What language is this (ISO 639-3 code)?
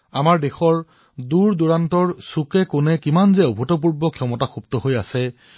asm